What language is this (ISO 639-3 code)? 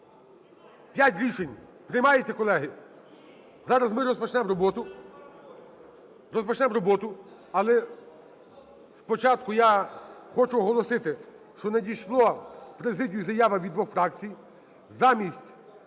ukr